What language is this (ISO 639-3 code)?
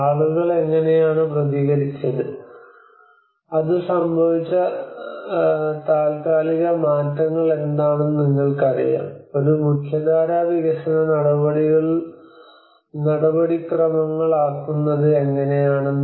mal